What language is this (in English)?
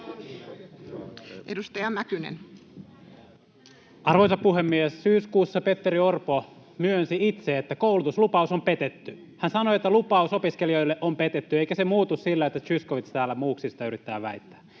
Finnish